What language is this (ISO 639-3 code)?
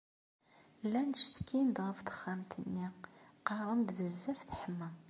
kab